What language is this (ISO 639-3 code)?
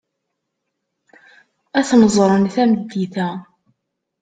kab